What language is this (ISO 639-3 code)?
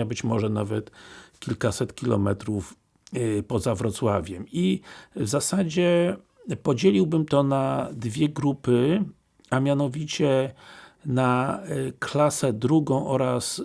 pol